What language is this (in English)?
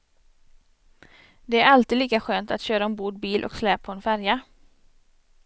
Swedish